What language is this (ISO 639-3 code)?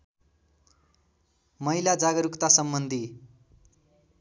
nep